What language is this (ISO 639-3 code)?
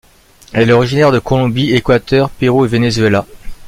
fra